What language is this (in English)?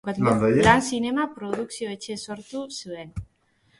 Basque